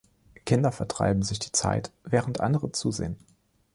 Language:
German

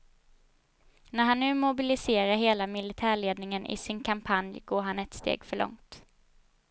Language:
Swedish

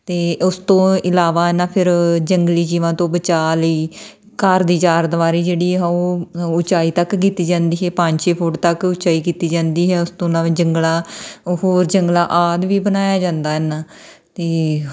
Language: Punjabi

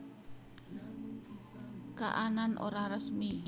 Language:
Javanese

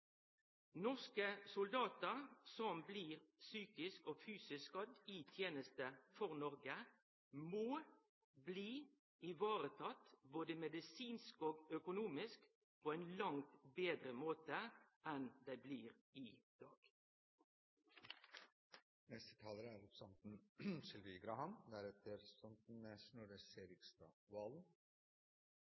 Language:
Norwegian Nynorsk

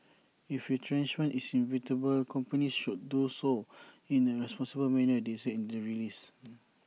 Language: English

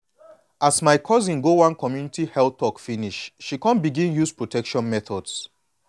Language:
Nigerian Pidgin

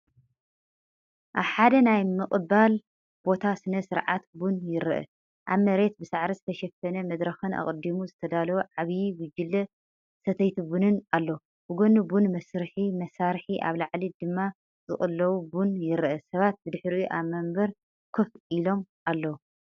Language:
Tigrinya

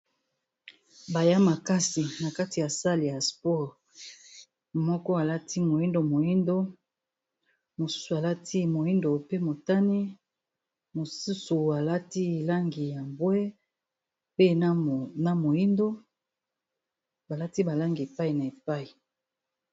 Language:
Lingala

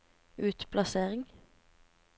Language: Norwegian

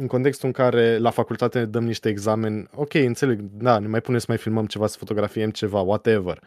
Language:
Romanian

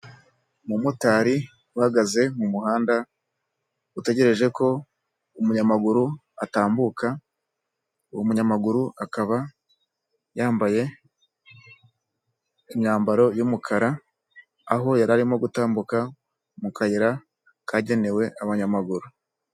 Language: Kinyarwanda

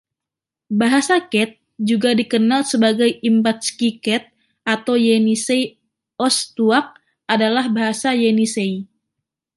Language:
Indonesian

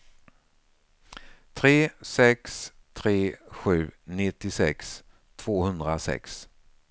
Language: Swedish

